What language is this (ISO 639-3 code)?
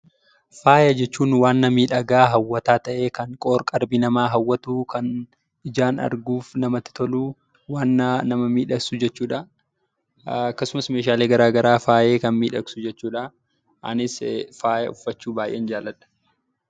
orm